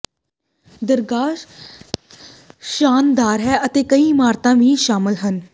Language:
Punjabi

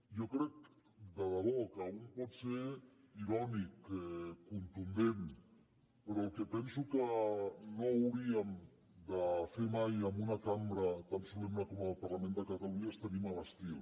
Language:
Catalan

